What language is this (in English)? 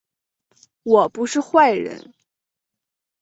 Chinese